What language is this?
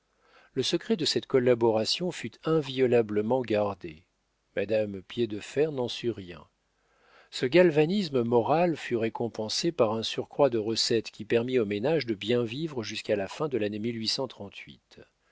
French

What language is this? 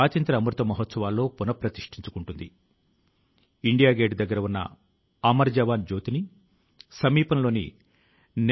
Telugu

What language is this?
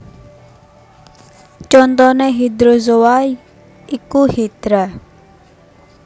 Javanese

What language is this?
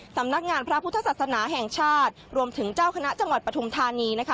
Thai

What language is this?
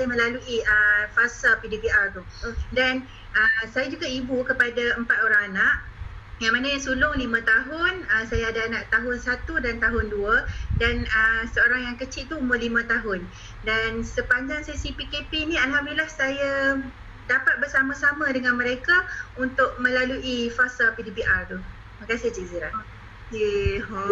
Malay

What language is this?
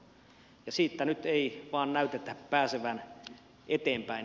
Finnish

